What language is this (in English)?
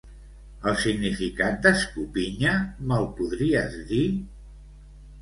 Catalan